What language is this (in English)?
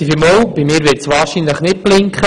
Swiss German